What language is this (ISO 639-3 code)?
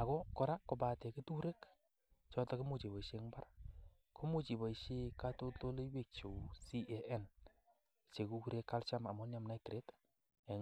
kln